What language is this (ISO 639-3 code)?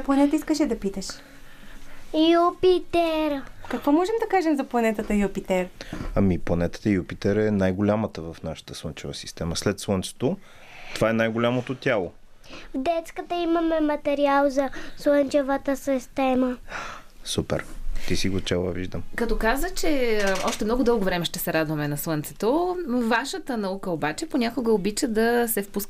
bul